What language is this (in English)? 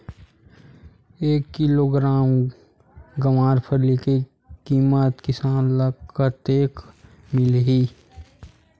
Chhattisgarhi